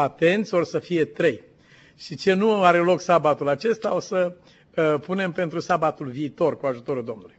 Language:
Romanian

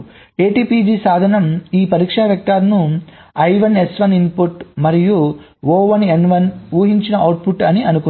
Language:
Telugu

